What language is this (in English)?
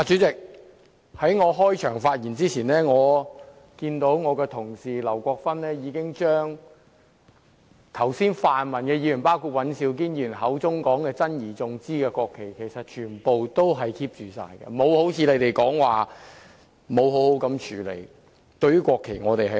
Cantonese